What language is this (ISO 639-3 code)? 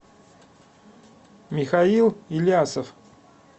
rus